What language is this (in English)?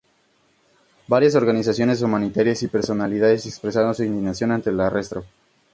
Spanish